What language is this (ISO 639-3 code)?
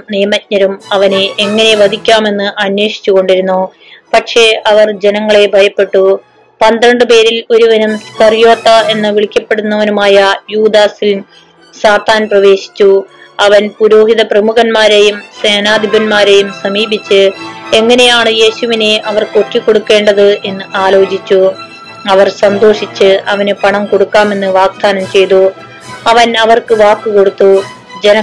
mal